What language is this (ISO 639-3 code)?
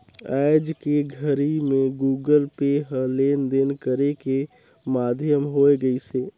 hne